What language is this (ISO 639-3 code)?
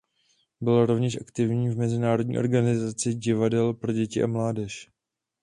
ces